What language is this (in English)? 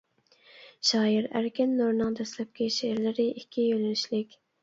Uyghur